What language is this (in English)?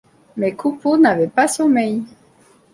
French